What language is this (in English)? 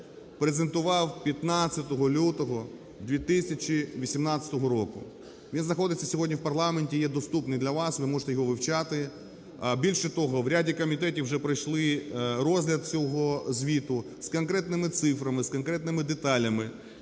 Ukrainian